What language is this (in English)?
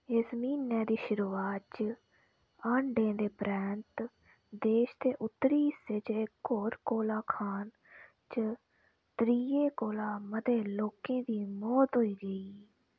Dogri